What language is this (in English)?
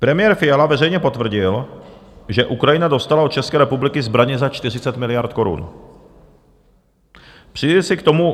Czech